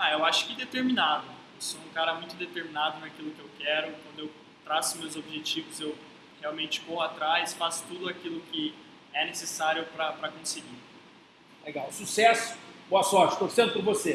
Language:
Portuguese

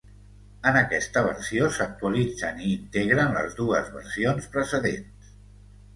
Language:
Catalan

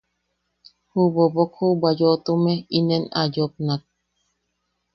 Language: Yaqui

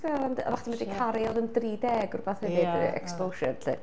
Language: Welsh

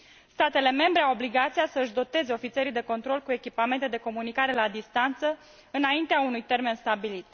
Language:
Romanian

